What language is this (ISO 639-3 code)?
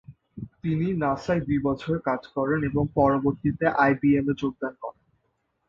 ben